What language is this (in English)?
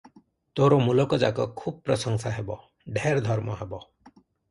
Odia